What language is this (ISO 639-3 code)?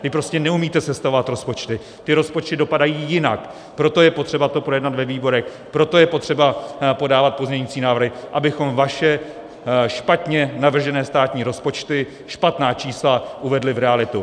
ces